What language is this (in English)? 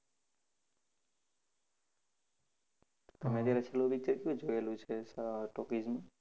Gujarati